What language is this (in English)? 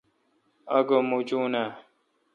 Kalkoti